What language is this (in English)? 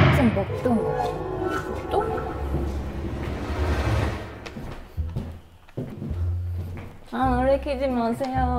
Korean